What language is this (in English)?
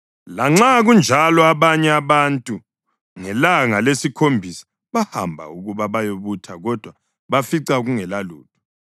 North Ndebele